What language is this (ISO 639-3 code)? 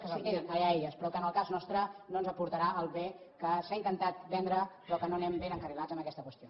cat